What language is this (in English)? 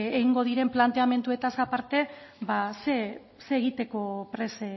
Basque